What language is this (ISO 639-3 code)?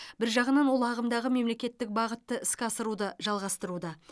kaz